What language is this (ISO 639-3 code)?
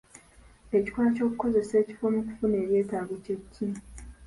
lug